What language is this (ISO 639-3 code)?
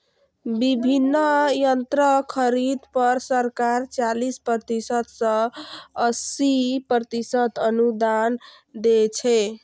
mai